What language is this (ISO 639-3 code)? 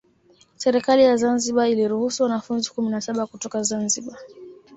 swa